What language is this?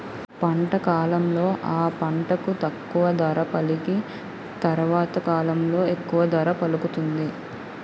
Telugu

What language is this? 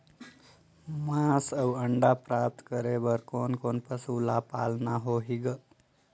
Chhattisgarhi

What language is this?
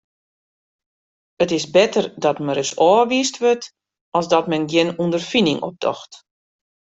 Western Frisian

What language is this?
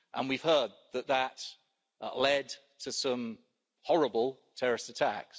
English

